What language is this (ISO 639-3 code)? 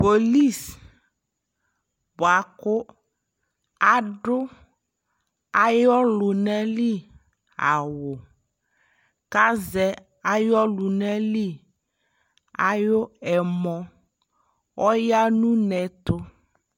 kpo